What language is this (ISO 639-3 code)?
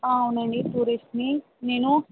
tel